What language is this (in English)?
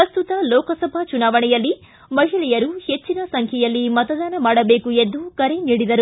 Kannada